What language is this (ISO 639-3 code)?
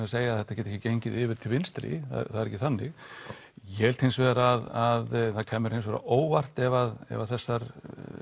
isl